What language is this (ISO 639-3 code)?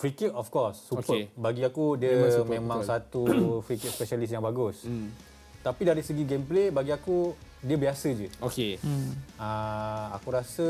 msa